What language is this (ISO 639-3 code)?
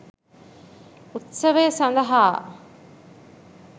sin